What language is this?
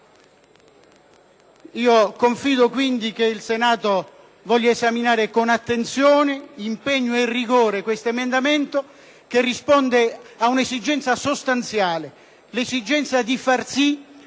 Italian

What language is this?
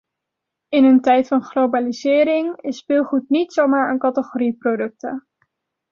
Dutch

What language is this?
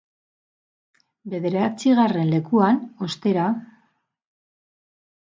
Basque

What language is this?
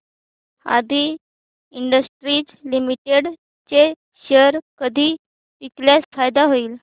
Marathi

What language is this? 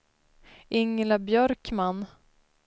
Swedish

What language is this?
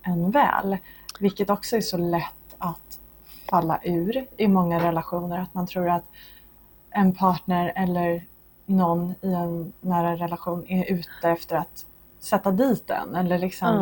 Swedish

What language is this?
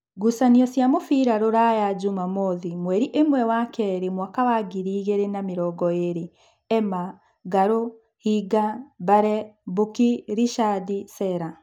Kikuyu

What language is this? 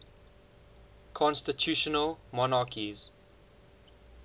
English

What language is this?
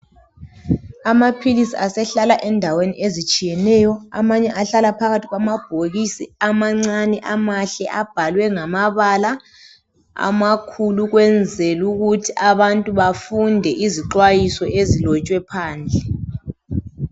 North Ndebele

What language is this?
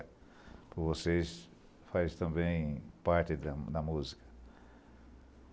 Portuguese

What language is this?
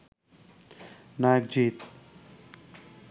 Bangla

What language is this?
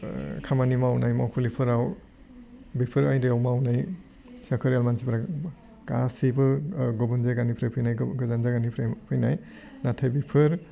Bodo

